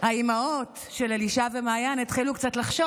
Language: Hebrew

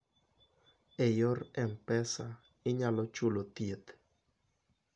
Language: Luo (Kenya and Tanzania)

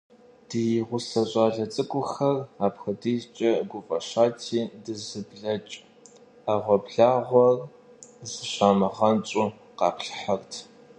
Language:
Kabardian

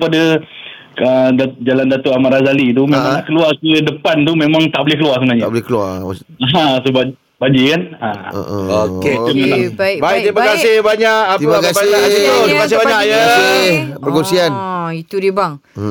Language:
Malay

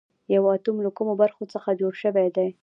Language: Pashto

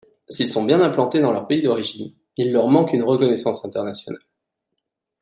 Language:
French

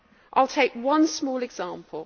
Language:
English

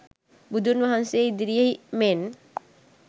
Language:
Sinhala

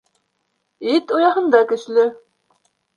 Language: Bashkir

